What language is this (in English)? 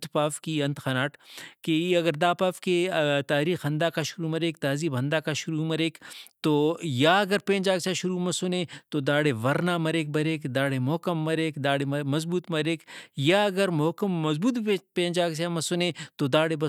Brahui